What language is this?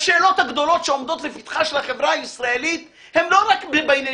Hebrew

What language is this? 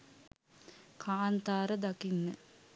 Sinhala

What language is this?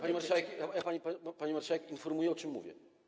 Polish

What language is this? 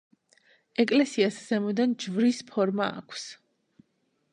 Georgian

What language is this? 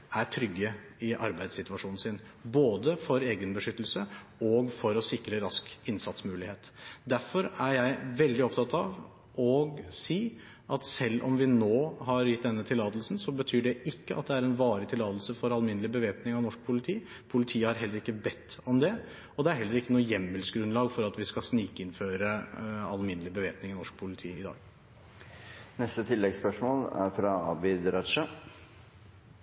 Norwegian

